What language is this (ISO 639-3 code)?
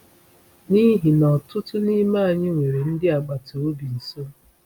ibo